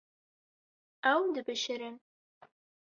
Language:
Kurdish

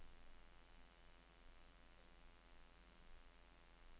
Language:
Swedish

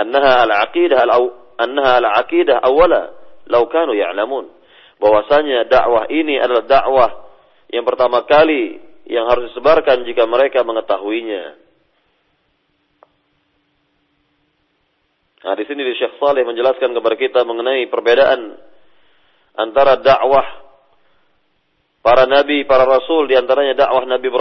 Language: Malay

